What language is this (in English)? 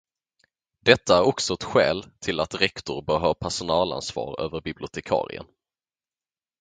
Swedish